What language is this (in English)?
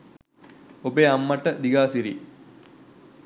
Sinhala